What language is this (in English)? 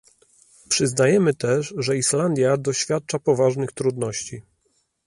Polish